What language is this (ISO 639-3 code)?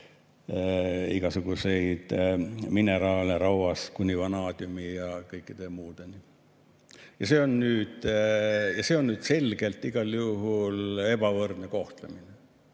est